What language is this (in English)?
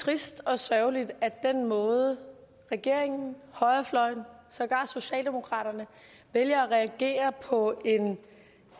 Danish